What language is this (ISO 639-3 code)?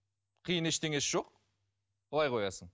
kaz